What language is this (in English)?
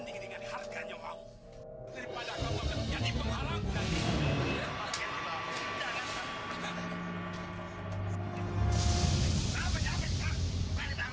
Indonesian